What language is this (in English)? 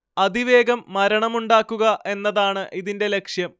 Malayalam